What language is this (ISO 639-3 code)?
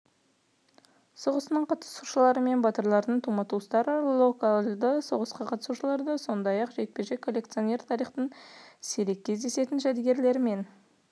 kaz